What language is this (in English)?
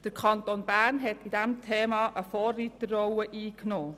Swiss German